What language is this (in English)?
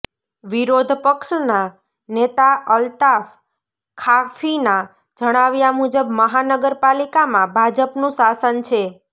Gujarati